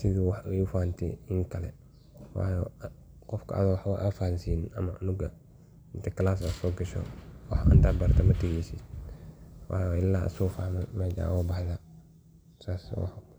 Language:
Somali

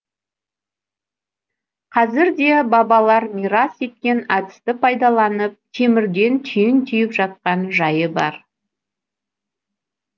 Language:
Kazakh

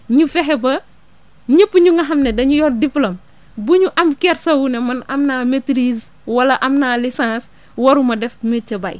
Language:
Wolof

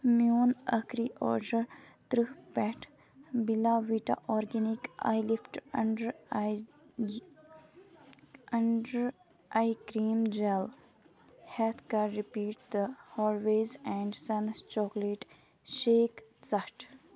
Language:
Kashmiri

